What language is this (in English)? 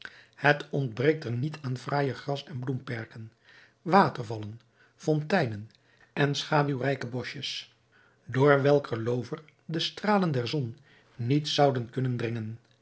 Dutch